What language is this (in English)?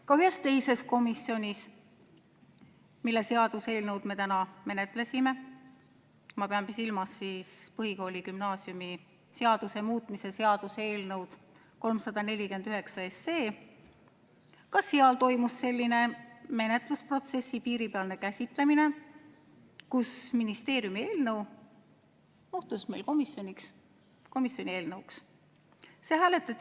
Estonian